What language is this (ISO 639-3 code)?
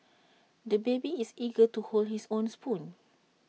eng